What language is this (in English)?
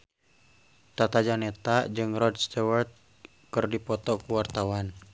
Sundanese